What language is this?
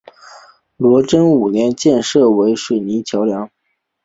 Chinese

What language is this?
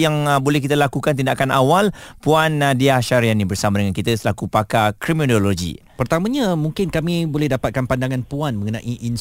Malay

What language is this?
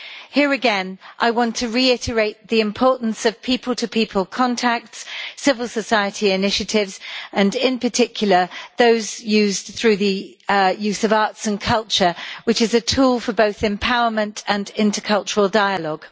English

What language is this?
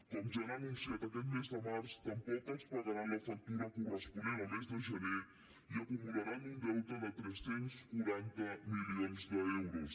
Catalan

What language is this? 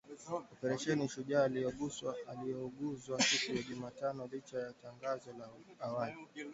Swahili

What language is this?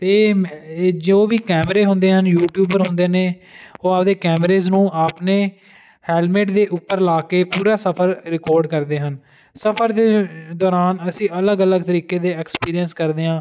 Punjabi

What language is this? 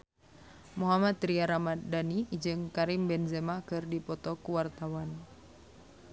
Sundanese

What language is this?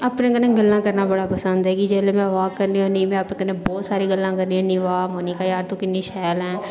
Dogri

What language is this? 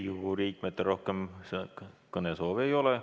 Estonian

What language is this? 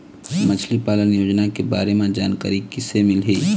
Chhattisgarhi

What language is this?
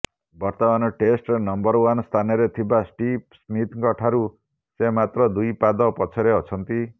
Odia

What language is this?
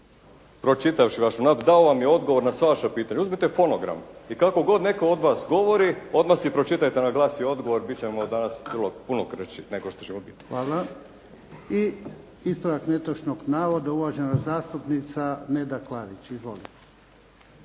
Croatian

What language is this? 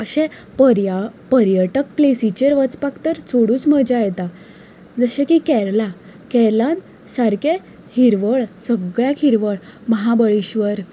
Konkani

